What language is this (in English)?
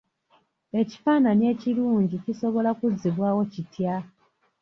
Ganda